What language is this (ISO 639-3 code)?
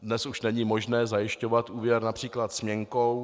ces